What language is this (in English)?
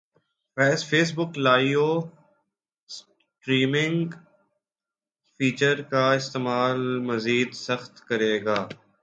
Urdu